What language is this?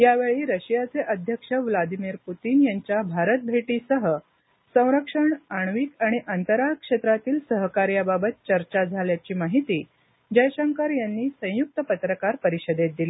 Marathi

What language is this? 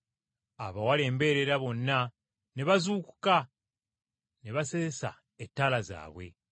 Ganda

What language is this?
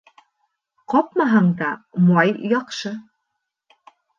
Bashkir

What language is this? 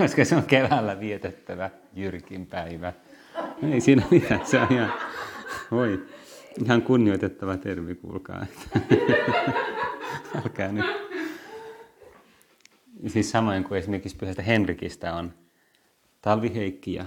Finnish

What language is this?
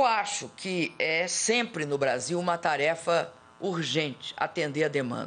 Portuguese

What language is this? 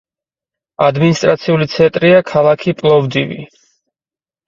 Georgian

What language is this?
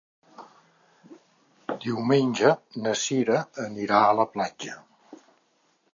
Catalan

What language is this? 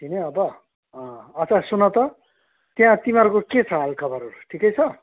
Nepali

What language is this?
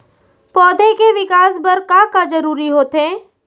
Chhattisgarhi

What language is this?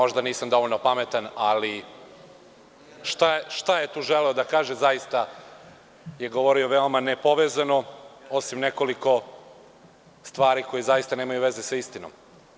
Serbian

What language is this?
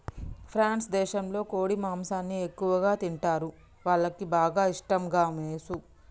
Telugu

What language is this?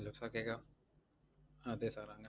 Malayalam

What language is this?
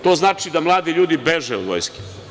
Serbian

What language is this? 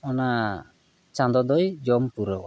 Santali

